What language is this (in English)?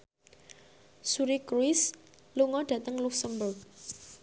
Javanese